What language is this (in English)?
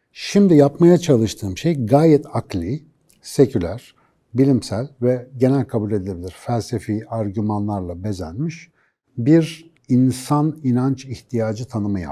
Turkish